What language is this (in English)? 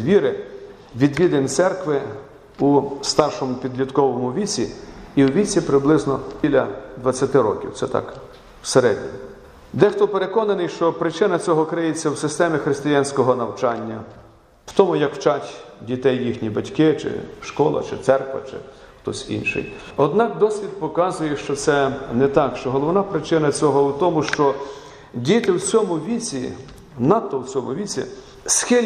Ukrainian